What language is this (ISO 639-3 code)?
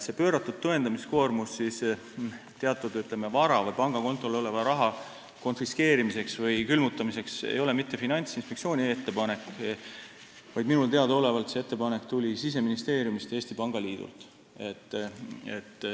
est